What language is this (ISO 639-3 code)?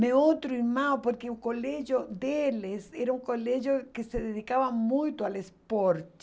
por